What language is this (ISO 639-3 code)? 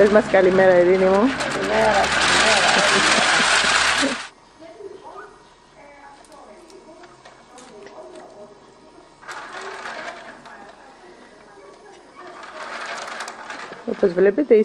ell